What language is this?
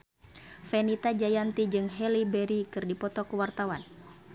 Sundanese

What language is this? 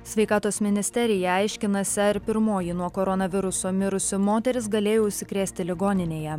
Lithuanian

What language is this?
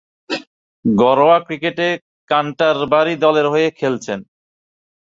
Bangla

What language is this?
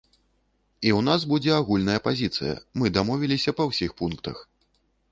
Belarusian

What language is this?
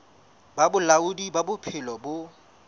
Southern Sotho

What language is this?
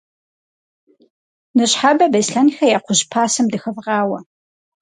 Kabardian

